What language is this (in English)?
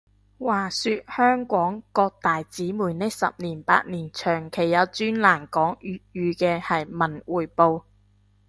Cantonese